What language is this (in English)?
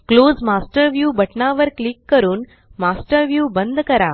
Marathi